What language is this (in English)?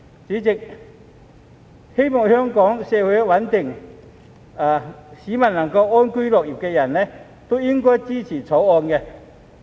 Cantonese